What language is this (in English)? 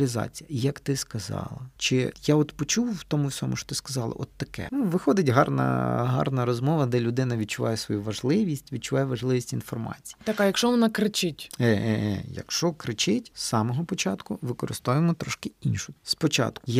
Ukrainian